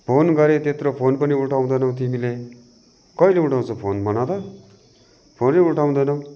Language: Nepali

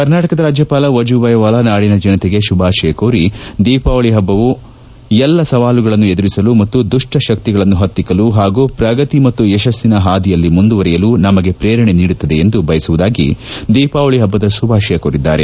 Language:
Kannada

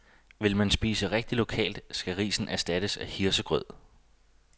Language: Danish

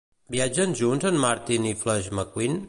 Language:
Catalan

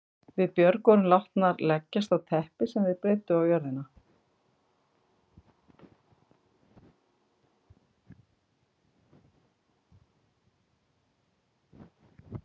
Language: Icelandic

